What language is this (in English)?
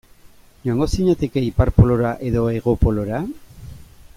Basque